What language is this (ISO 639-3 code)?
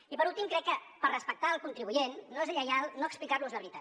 cat